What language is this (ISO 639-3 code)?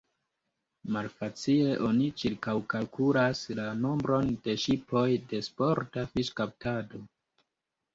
epo